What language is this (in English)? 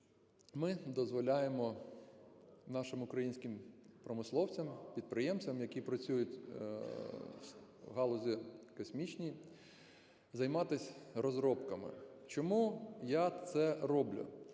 Ukrainian